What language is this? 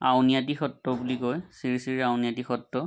Assamese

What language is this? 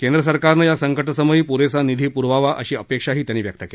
Marathi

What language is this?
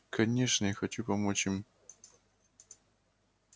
Russian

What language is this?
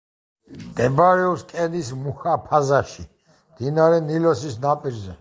Georgian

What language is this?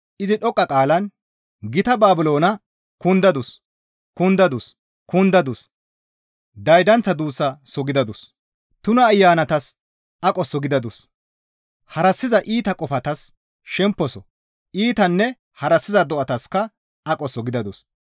Gamo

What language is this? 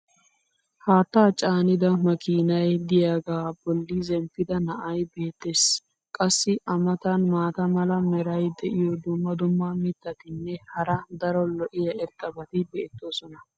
Wolaytta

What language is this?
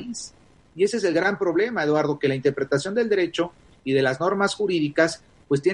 Spanish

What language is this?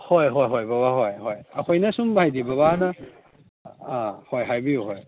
Manipuri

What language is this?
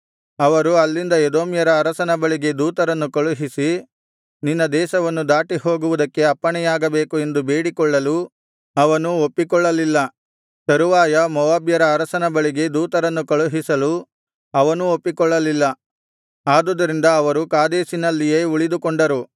Kannada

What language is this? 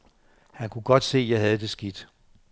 Danish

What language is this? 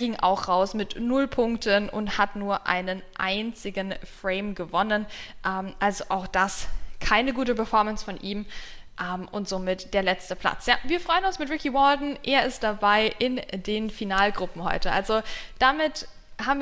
German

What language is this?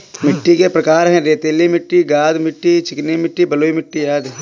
Hindi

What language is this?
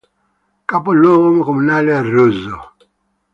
Italian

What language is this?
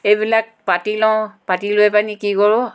Assamese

